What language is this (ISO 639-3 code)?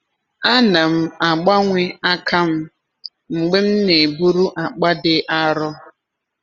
ibo